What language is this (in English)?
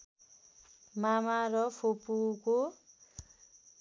Nepali